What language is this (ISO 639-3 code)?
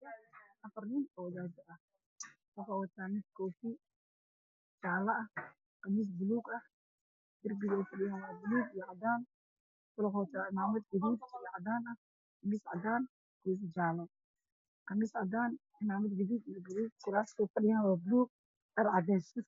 som